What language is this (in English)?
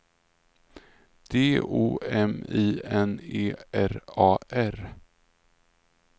Swedish